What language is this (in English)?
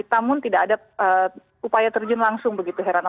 Indonesian